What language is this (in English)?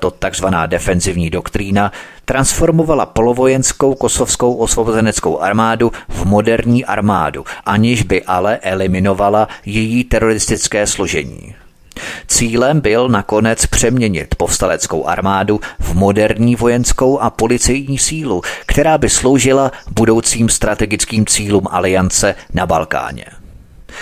Czech